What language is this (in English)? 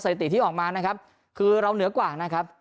Thai